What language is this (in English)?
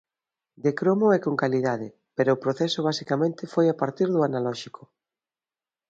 Galician